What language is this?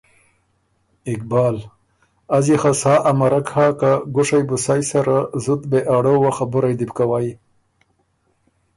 Ormuri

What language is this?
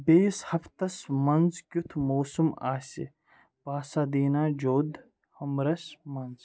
Kashmiri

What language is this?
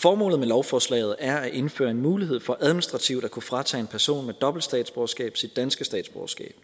Danish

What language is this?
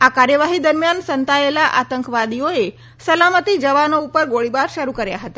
Gujarati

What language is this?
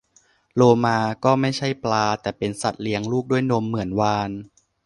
Thai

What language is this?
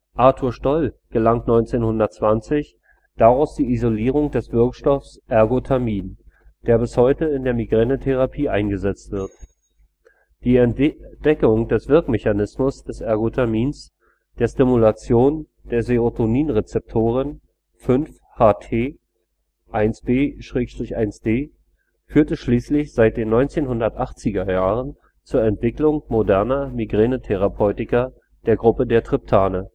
German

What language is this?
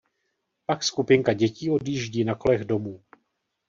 Czech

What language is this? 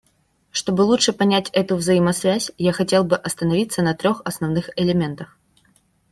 Russian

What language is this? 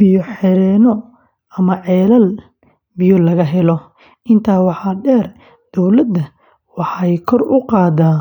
Somali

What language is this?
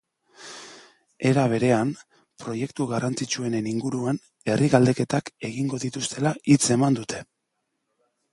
Basque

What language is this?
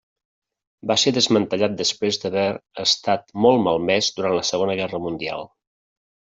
Catalan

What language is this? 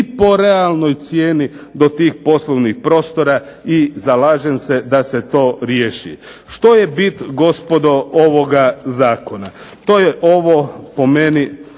Croatian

